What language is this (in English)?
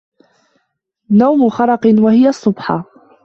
Arabic